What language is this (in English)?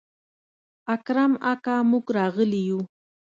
Pashto